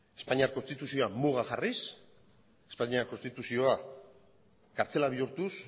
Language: Basque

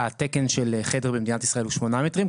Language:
Hebrew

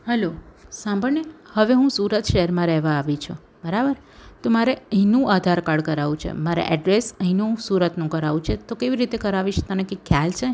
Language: Gujarati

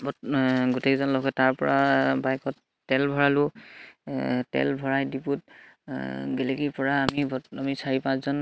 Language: Assamese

